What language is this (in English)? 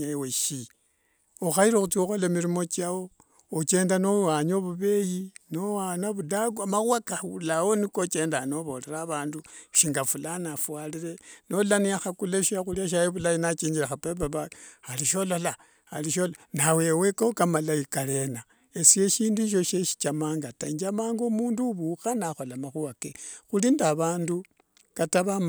Wanga